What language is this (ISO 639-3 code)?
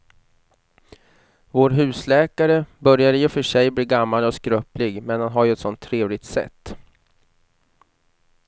swe